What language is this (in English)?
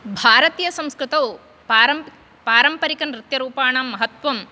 Sanskrit